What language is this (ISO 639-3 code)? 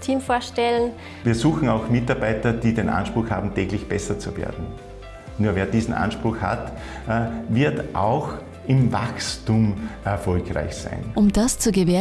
deu